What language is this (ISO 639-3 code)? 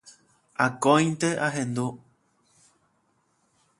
grn